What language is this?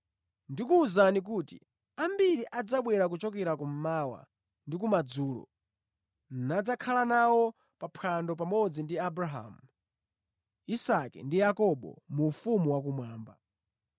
Nyanja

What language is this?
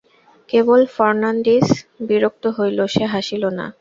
Bangla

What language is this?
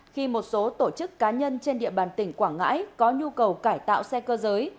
Vietnamese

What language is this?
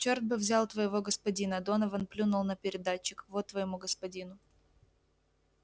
Russian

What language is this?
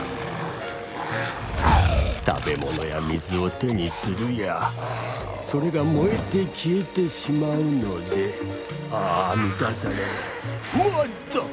Japanese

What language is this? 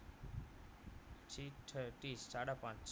Gujarati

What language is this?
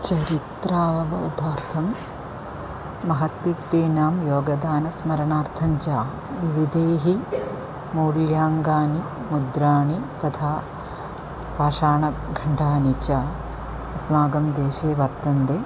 Sanskrit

